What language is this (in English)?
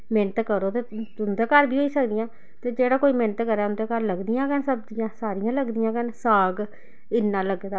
Dogri